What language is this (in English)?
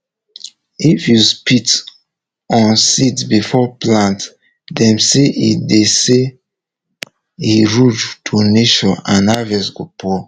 Nigerian Pidgin